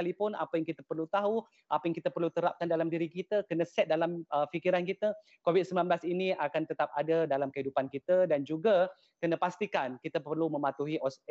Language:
Malay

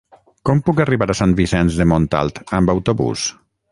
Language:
Catalan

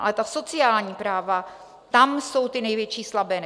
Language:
Czech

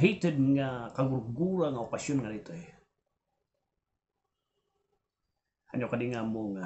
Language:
Filipino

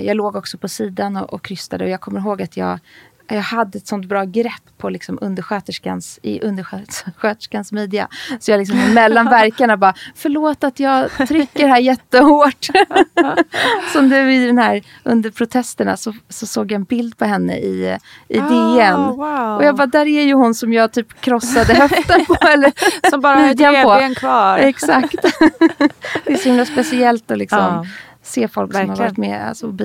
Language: Swedish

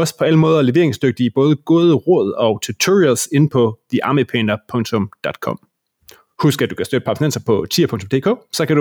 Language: Danish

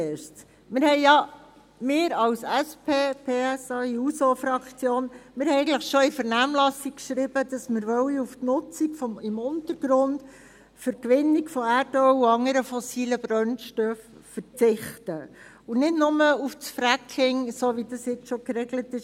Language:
Swiss German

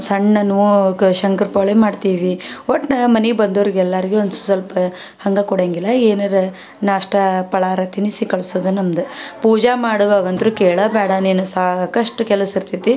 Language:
Kannada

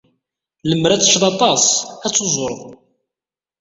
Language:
Kabyle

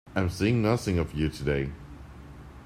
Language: English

